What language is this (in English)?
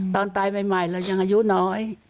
Thai